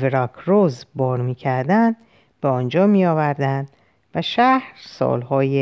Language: Persian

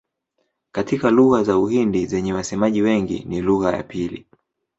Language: Swahili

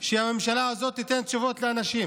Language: Hebrew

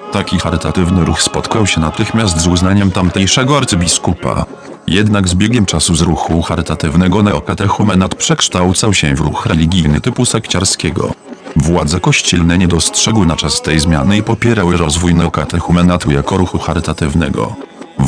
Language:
Polish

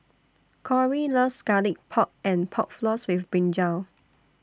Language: English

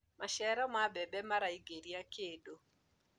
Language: Kikuyu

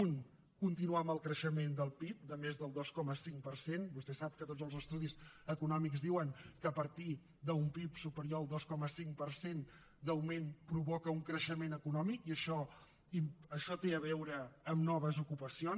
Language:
Catalan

